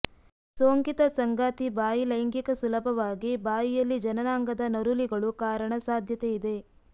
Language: Kannada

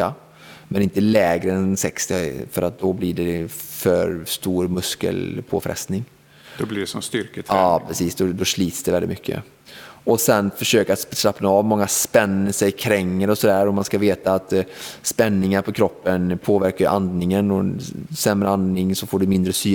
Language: Swedish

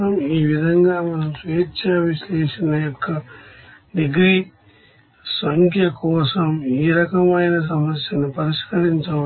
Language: Telugu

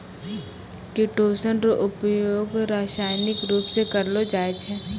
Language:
Maithili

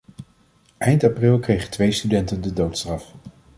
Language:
Dutch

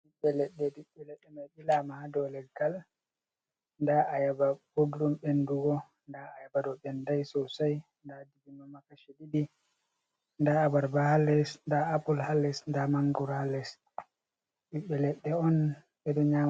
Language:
Fula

